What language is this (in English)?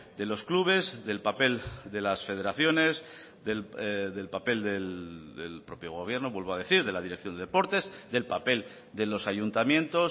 Spanish